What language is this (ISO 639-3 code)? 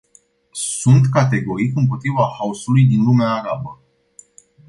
ron